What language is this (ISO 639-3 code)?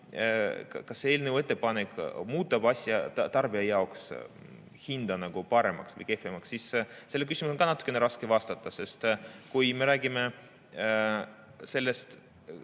est